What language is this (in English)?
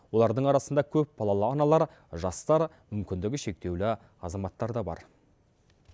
Kazakh